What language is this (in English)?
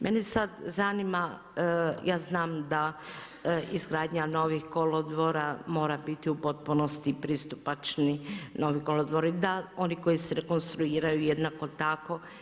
Croatian